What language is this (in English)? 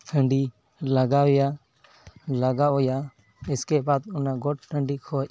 Santali